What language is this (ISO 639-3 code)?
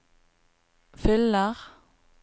nor